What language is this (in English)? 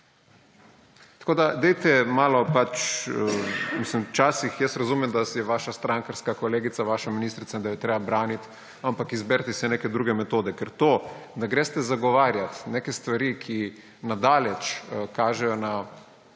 Slovenian